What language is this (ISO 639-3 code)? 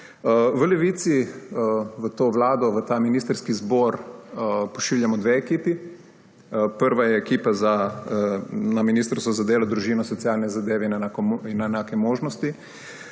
slv